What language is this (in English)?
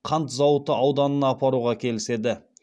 Kazakh